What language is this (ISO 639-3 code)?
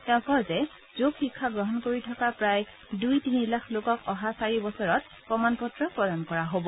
asm